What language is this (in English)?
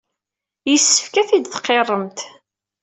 Kabyle